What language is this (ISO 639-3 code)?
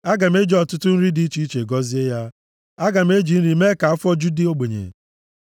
ibo